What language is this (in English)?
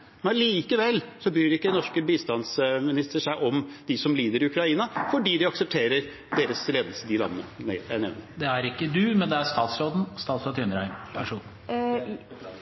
Norwegian